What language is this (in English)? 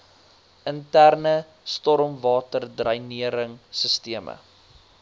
Afrikaans